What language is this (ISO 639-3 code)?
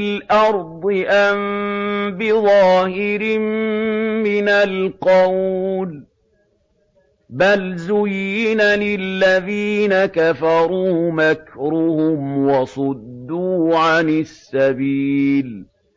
ara